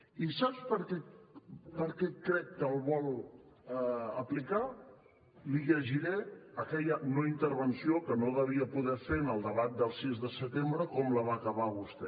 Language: Catalan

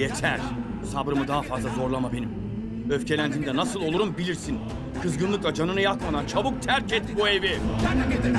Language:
Turkish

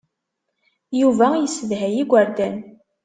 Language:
Kabyle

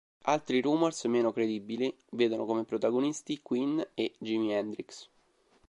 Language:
Italian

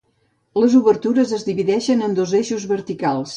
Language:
Catalan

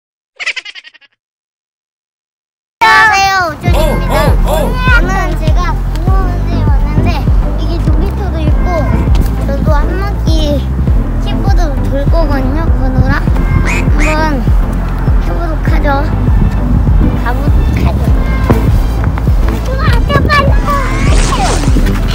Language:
Romanian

